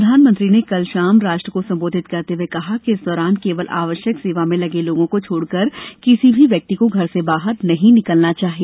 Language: Hindi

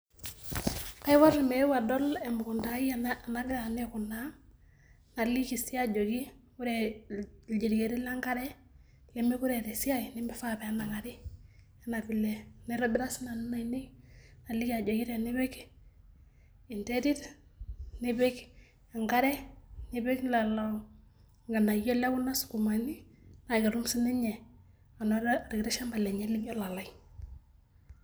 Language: Masai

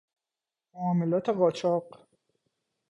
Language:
Persian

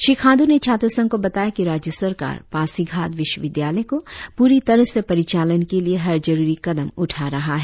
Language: Hindi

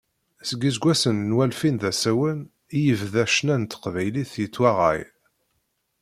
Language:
Kabyle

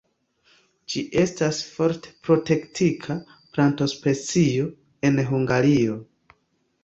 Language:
Esperanto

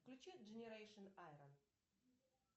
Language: Russian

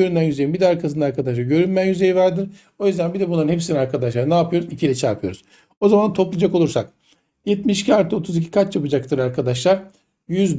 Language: Turkish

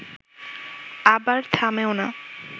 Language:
Bangla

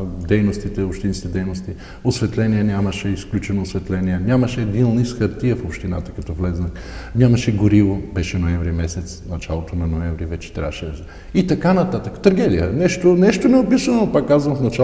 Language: Bulgarian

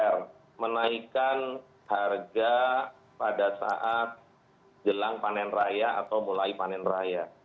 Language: Indonesian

